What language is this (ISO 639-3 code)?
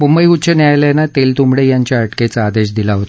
mar